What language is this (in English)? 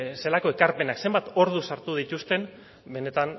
Basque